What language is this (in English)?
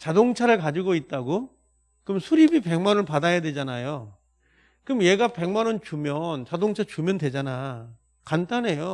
Korean